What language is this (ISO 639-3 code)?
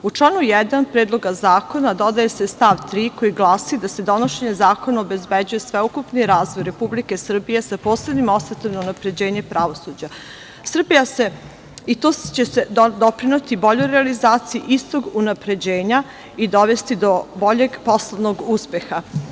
srp